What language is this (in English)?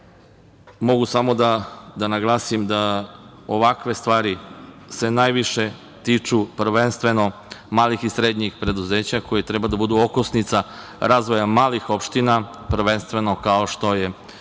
Serbian